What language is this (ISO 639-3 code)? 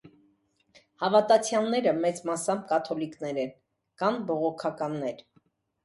hye